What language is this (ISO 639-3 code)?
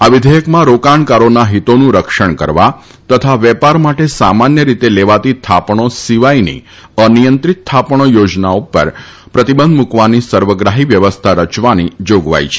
guj